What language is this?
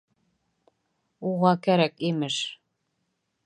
Bashkir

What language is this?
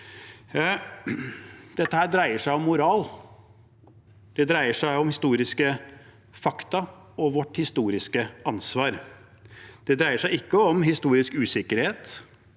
Norwegian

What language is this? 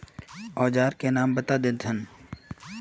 Magahi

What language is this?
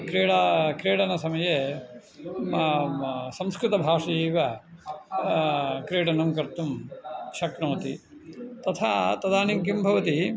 Sanskrit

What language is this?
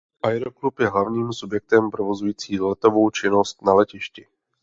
Czech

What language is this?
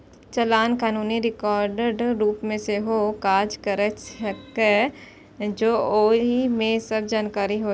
Maithili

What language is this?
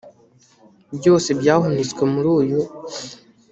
Kinyarwanda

